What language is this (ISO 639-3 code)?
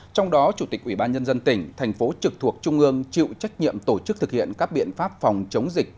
vie